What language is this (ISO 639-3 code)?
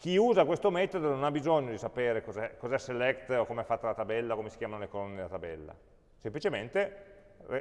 ita